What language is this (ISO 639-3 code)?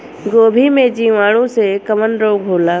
bho